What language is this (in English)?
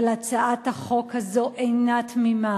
Hebrew